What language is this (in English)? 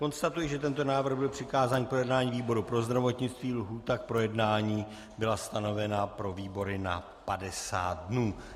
Czech